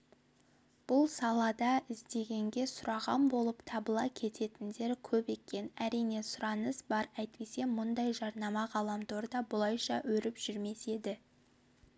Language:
Kazakh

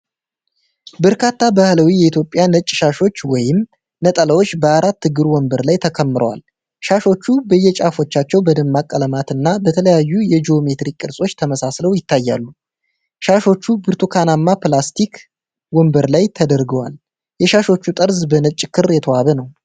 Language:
Amharic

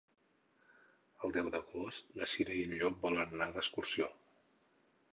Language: Catalan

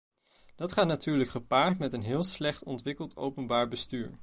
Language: Dutch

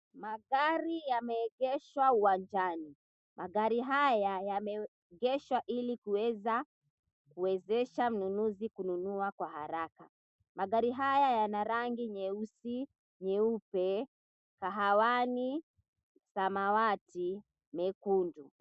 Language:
Swahili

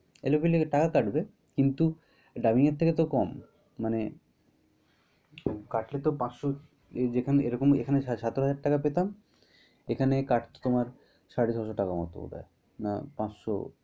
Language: Bangla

